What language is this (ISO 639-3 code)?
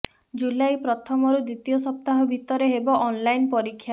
ori